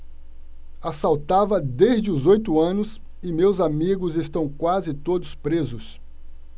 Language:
Portuguese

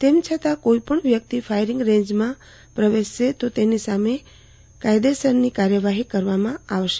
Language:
Gujarati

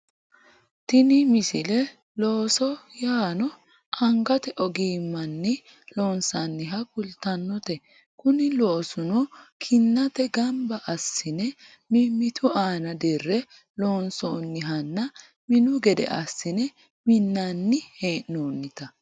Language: Sidamo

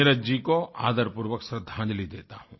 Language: Hindi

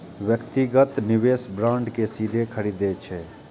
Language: Maithili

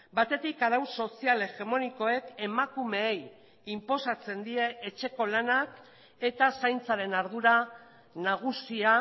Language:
Basque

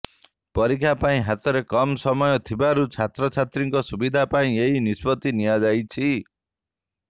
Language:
Odia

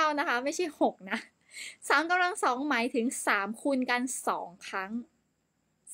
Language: Thai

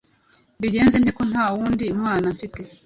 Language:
Kinyarwanda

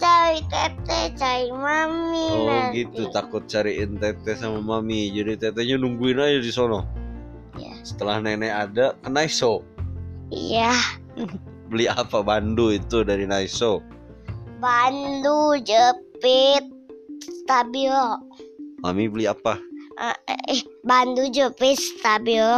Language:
Indonesian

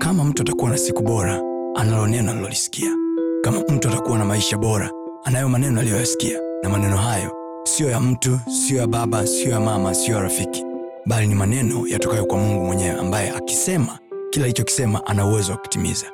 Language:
Swahili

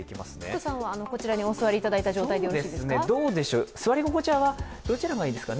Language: Japanese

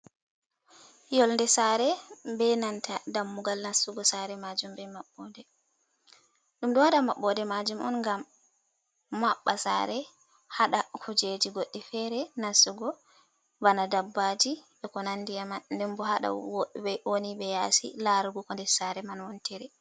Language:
Fula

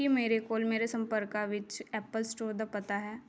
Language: Punjabi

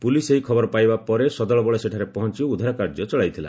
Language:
Odia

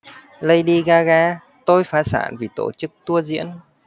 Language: Vietnamese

